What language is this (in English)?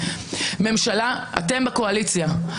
Hebrew